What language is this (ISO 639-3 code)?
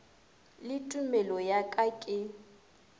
nso